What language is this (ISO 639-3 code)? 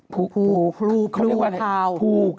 tha